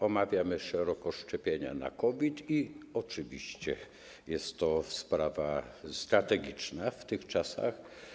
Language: Polish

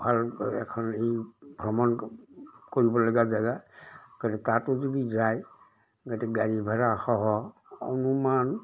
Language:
Assamese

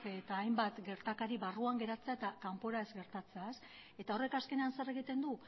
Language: Basque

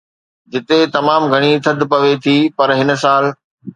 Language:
Sindhi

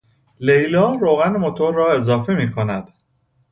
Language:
Persian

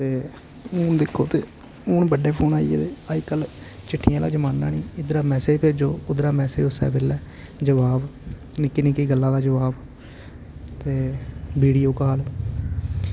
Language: Dogri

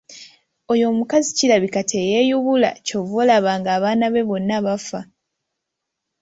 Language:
Ganda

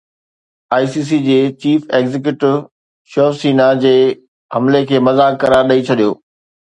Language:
Sindhi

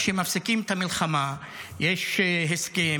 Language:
Hebrew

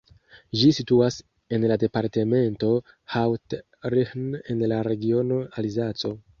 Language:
Esperanto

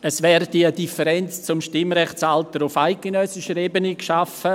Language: Swiss German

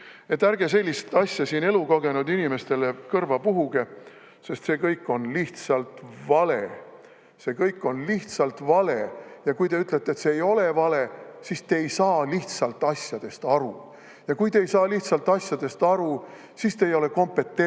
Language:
Estonian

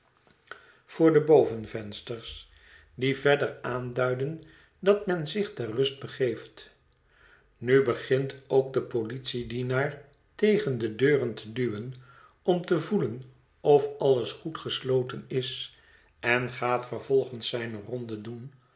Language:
Dutch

